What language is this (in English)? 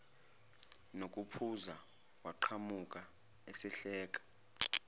Zulu